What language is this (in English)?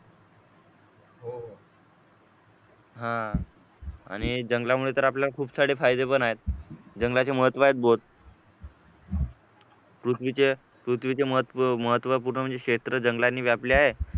Marathi